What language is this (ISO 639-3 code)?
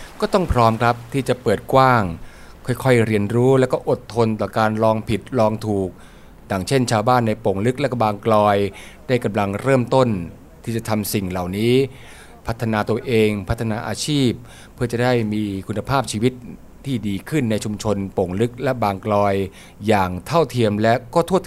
tha